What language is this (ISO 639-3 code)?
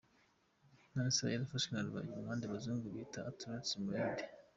kin